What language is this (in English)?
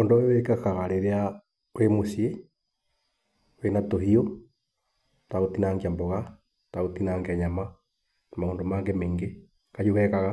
Kikuyu